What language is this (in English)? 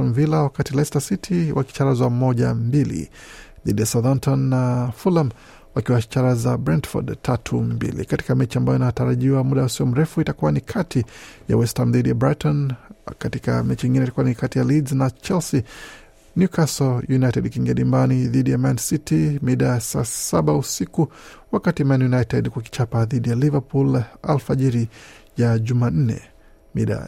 Swahili